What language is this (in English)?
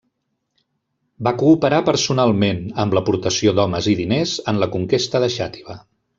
Catalan